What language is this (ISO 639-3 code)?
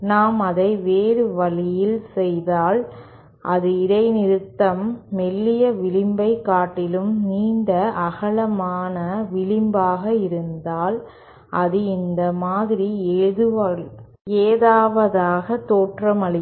tam